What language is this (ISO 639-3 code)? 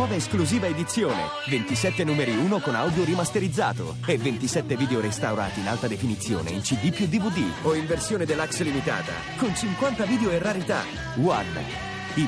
ita